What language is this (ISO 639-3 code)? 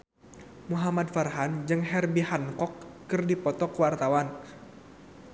sun